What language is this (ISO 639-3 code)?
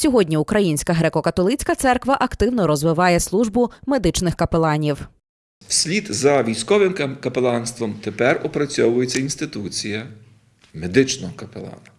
ukr